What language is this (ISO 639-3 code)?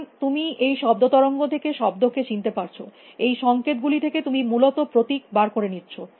ben